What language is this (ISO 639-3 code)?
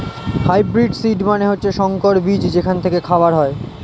ben